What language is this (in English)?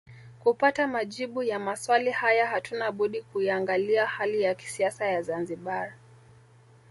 Swahili